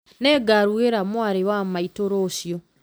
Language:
Kikuyu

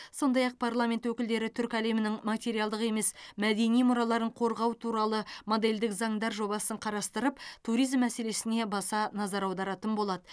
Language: Kazakh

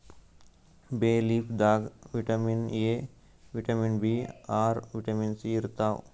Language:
Kannada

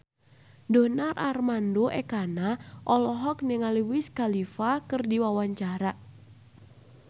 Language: Sundanese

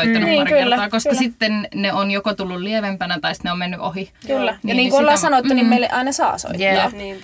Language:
Finnish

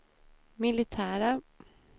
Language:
Swedish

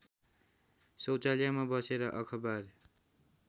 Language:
Nepali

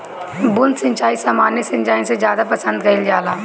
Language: Bhojpuri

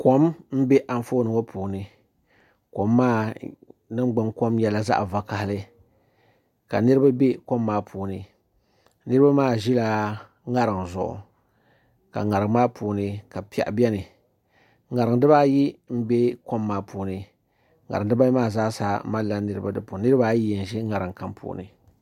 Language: Dagbani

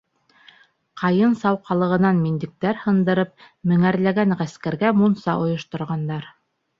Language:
Bashkir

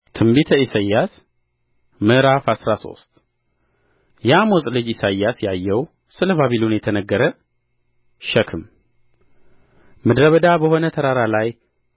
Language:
Amharic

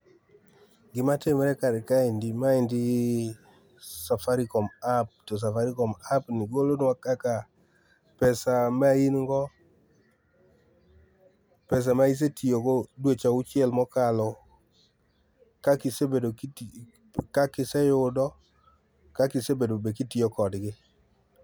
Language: Luo (Kenya and Tanzania)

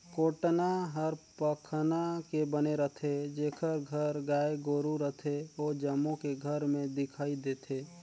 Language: Chhattisgarhi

